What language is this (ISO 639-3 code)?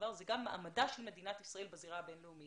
heb